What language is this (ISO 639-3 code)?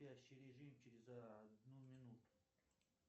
rus